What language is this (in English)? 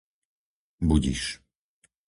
Slovak